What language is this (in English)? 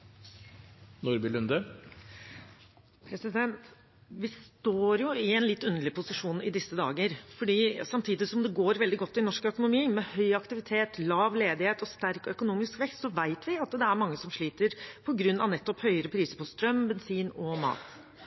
Norwegian Bokmål